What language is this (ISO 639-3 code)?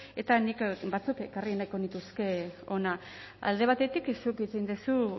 eus